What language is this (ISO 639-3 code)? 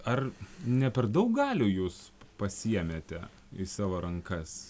lit